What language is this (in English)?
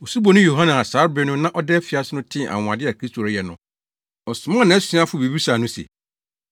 Akan